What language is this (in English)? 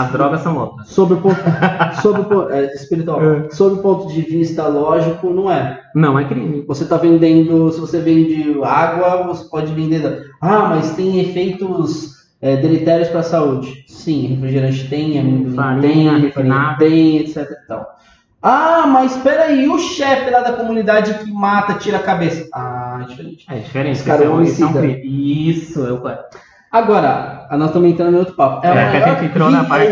Portuguese